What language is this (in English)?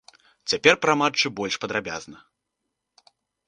Belarusian